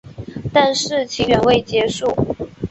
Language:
Chinese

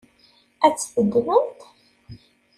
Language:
Kabyle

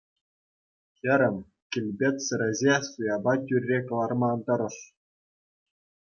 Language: Chuvash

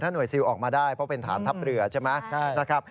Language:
Thai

